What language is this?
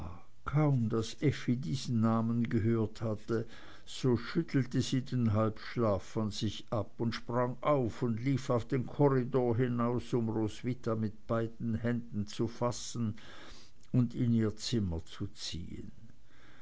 German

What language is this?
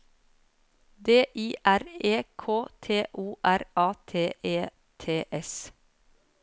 Norwegian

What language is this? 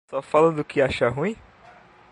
Portuguese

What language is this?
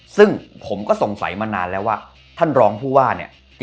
Thai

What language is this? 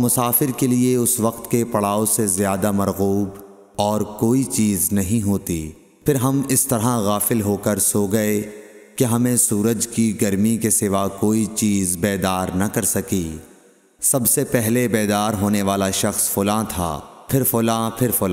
Urdu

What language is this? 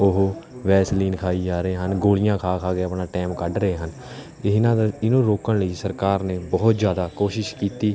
Punjabi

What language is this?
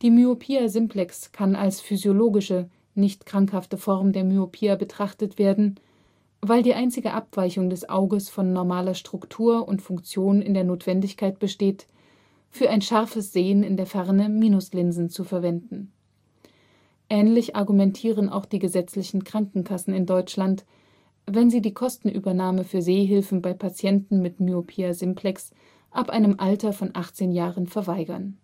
German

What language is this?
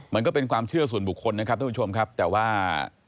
Thai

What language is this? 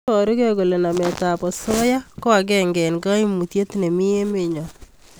Kalenjin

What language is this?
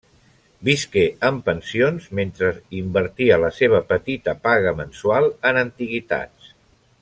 Catalan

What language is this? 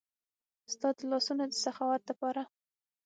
Pashto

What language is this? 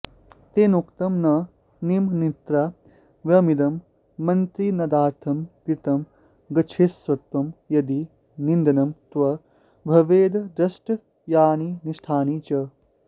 Sanskrit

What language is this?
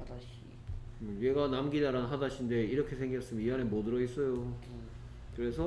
Korean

